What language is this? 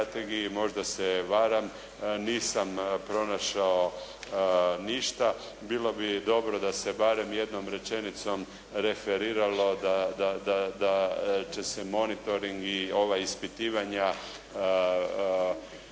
Croatian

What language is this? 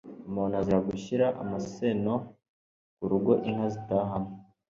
Kinyarwanda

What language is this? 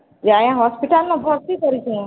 Odia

